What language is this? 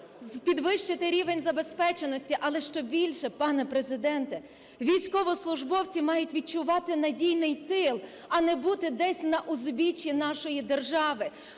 Ukrainian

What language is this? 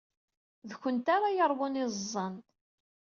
Kabyle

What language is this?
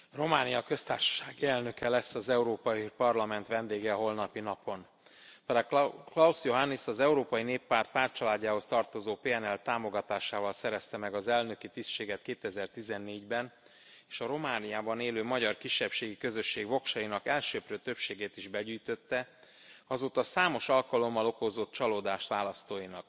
Hungarian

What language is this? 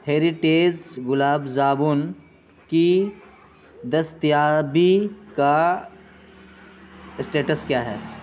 Urdu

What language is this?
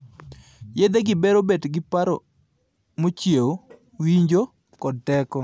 Luo (Kenya and Tanzania)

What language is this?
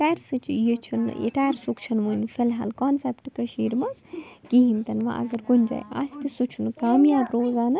Kashmiri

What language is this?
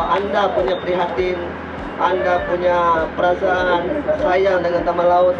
Malay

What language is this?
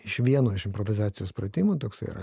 Lithuanian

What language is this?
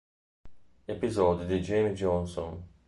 Italian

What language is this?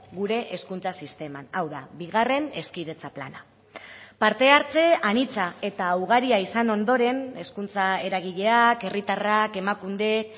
Basque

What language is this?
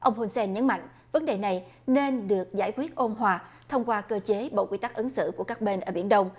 Vietnamese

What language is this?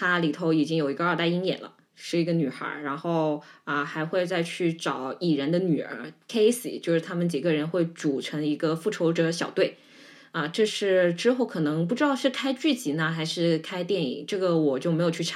Chinese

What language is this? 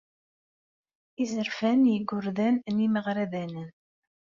Kabyle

